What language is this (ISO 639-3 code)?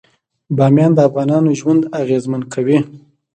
pus